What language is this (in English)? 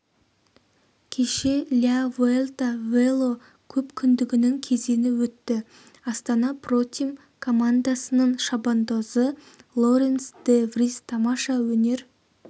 Kazakh